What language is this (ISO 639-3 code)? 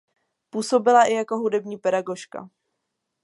ces